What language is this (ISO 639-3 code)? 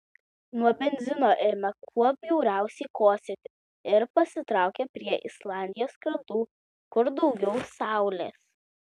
lit